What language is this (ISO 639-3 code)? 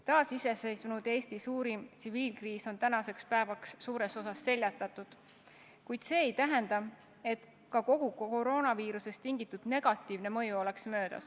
est